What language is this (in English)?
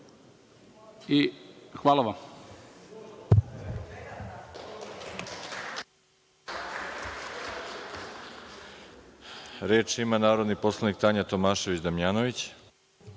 Serbian